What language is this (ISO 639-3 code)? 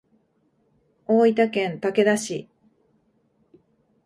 jpn